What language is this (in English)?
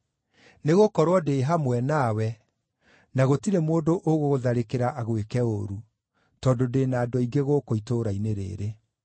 Kikuyu